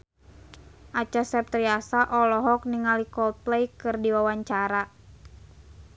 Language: Sundanese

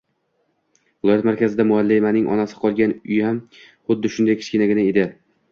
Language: Uzbek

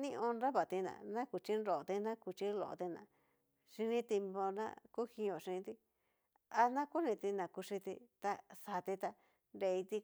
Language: Cacaloxtepec Mixtec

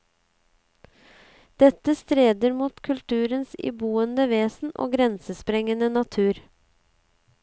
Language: Norwegian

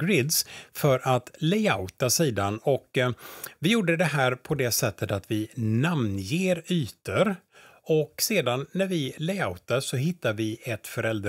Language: Swedish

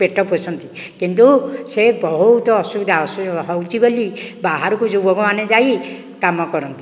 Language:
Odia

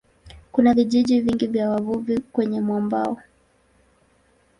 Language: Swahili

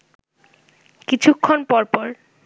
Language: Bangla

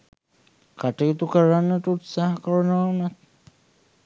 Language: Sinhala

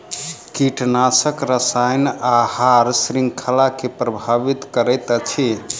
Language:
Maithili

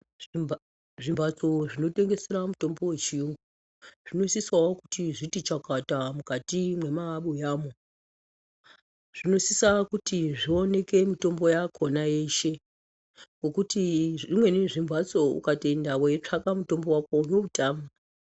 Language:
Ndau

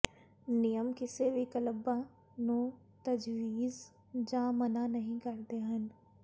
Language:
Punjabi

